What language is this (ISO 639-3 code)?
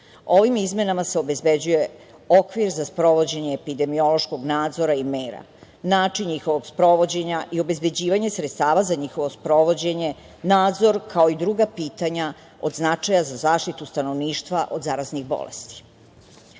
srp